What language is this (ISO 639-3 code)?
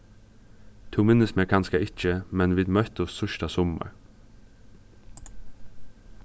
fao